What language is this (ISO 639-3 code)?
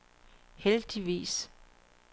dan